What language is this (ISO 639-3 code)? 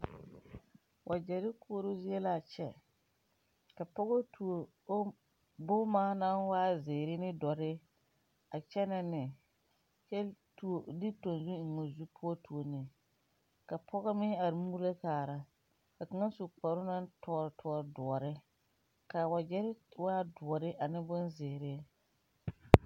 dga